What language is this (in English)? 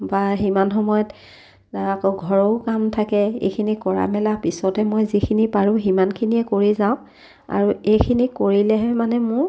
Assamese